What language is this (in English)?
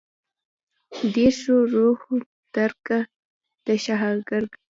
Pashto